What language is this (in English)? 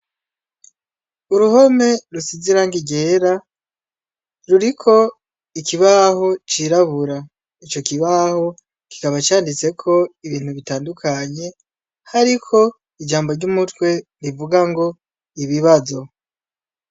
Rundi